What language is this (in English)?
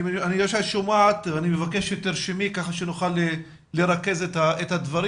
Hebrew